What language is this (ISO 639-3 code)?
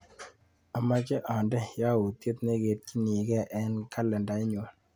kln